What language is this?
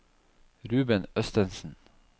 Norwegian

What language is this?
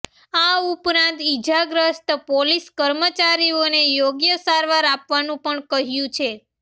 Gujarati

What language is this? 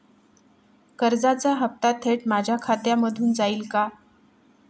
Marathi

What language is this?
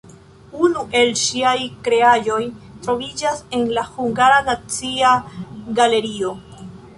Esperanto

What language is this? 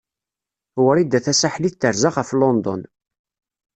Kabyle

